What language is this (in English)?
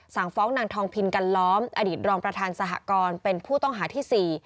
Thai